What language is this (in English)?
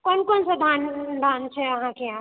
Maithili